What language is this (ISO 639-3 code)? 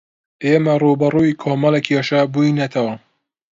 ckb